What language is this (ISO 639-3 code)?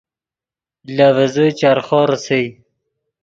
ydg